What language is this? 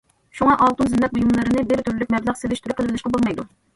Uyghur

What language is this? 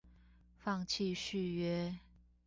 Chinese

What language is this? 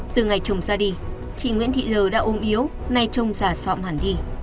Vietnamese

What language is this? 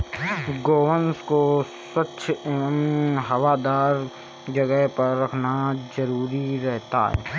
Hindi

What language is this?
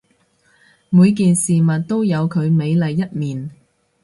Cantonese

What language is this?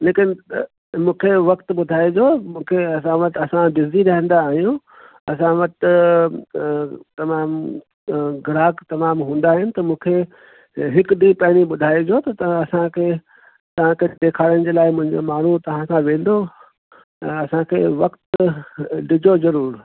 Sindhi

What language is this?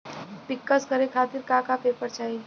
Bhojpuri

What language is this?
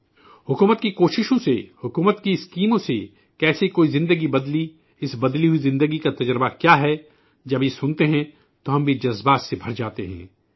Urdu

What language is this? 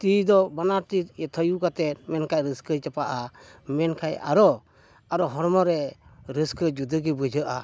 Santali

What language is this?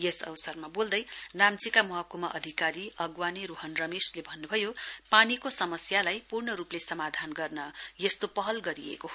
Nepali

